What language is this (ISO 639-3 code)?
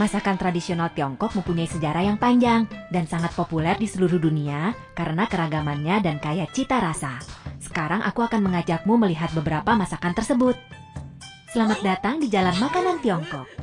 ind